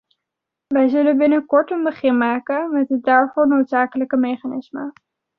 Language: Dutch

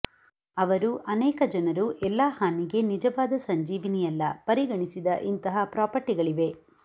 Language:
Kannada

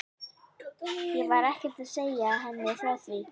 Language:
Icelandic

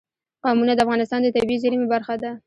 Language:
Pashto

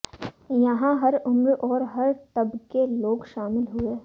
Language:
Hindi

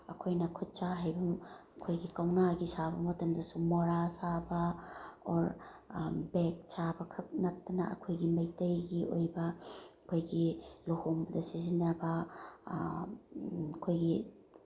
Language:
Manipuri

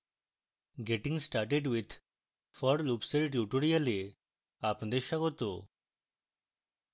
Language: Bangla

